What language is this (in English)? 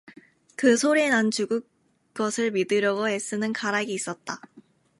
Korean